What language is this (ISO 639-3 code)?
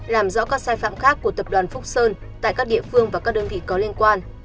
vie